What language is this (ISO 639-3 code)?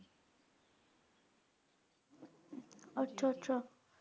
pan